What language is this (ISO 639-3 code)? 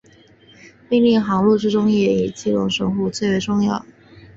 zho